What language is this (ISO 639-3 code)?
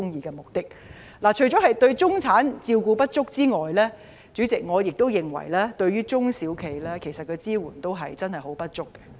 yue